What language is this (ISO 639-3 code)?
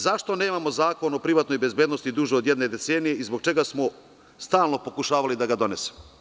srp